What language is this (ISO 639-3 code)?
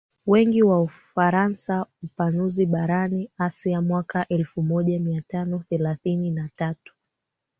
swa